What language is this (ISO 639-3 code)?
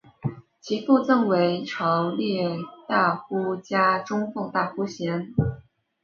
zho